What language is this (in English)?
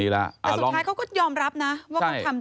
Thai